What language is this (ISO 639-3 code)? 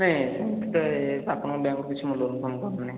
ori